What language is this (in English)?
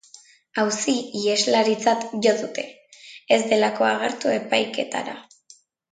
Basque